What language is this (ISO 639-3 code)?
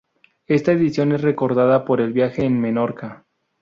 spa